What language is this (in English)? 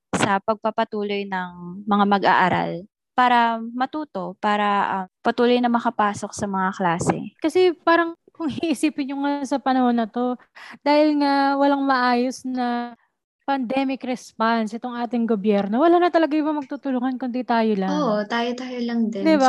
Filipino